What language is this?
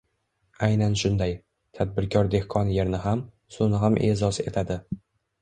Uzbek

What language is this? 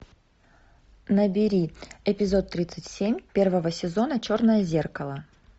Russian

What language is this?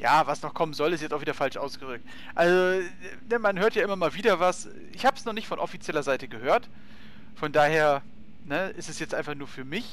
German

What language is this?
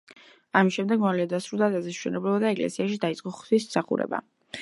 Georgian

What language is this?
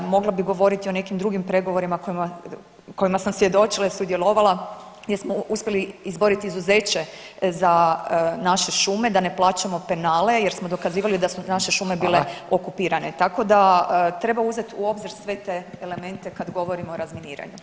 Croatian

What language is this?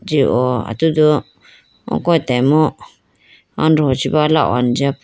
Idu-Mishmi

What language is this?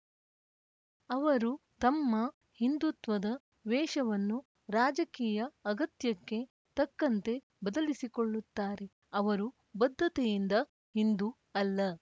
Kannada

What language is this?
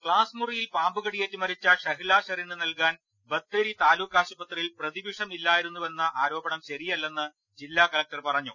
Malayalam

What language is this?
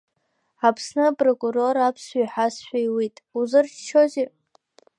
Abkhazian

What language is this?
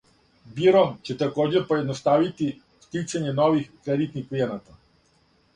Serbian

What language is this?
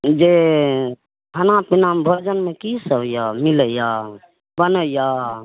Maithili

